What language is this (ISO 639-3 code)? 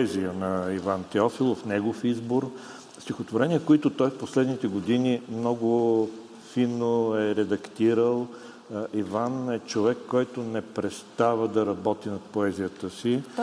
bul